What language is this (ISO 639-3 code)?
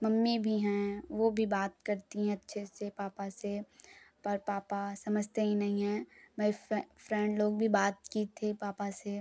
hin